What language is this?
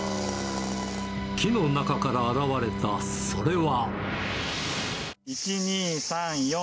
Japanese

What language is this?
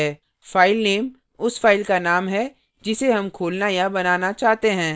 Hindi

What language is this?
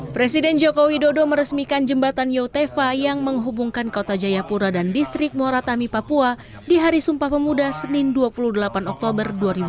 Indonesian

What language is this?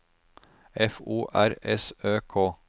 Norwegian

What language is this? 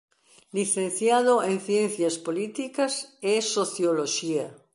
Galician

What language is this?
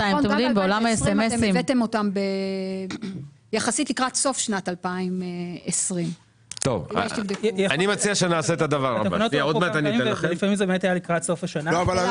Hebrew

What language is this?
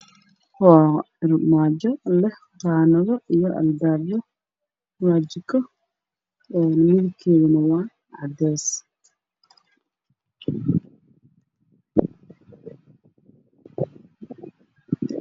Somali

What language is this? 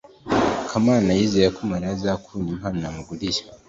Kinyarwanda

